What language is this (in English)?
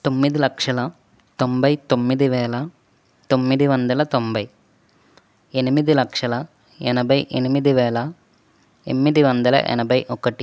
Telugu